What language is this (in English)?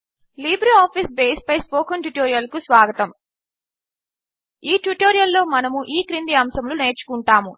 Telugu